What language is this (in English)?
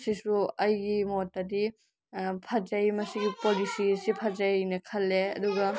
Manipuri